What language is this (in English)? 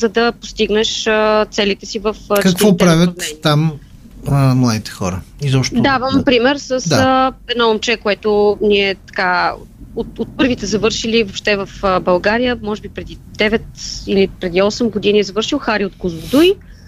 Bulgarian